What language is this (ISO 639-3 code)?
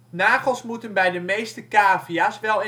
nld